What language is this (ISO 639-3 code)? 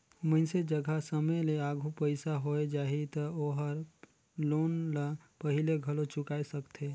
hne